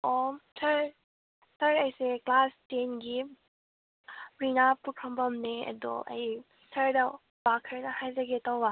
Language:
Manipuri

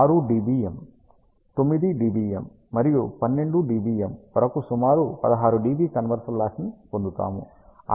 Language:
Telugu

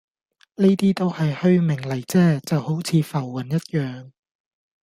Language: Cantonese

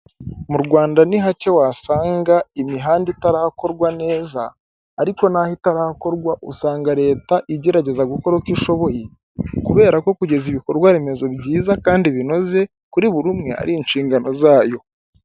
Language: Kinyarwanda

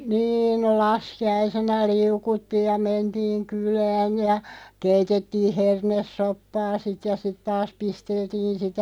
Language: Finnish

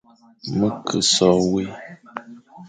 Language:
Fang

